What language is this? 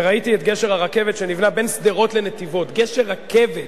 Hebrew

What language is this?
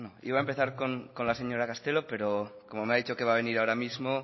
Spanish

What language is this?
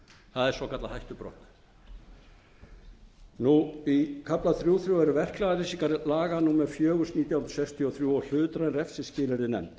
Icelandic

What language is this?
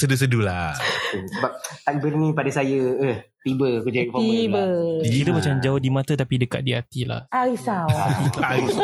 Malay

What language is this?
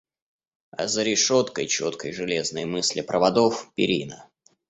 Russian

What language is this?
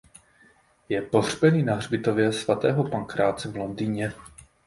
Czech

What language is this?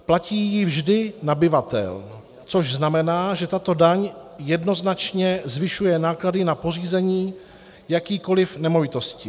Czech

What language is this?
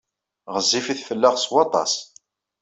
Kabyle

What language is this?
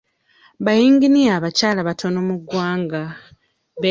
Ganda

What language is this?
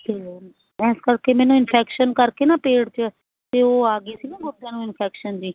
Punjabi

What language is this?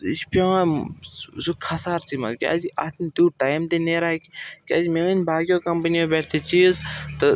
Kashmiri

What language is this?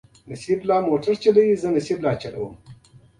Pashto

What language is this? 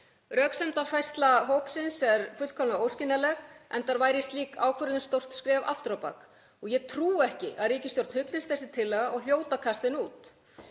Icelandic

